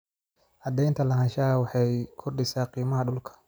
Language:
Somali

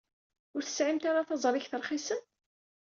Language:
Kabyle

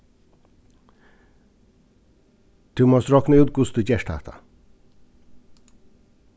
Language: Faroese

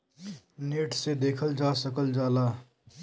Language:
Bhojpuri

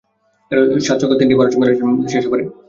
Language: Bangla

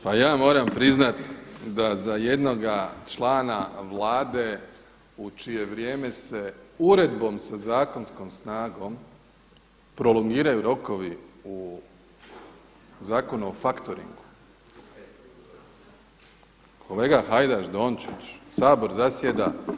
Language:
Croatian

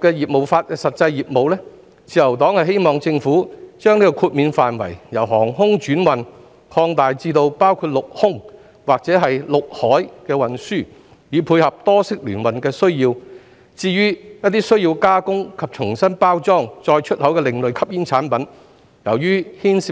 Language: Cantonese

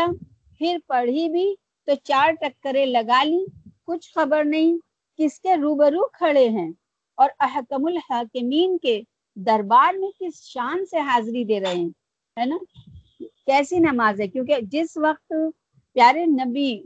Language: Urdu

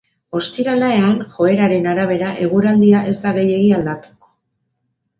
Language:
Basque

